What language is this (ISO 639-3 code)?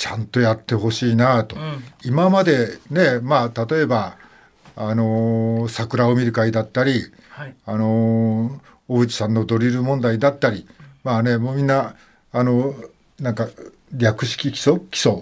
jpn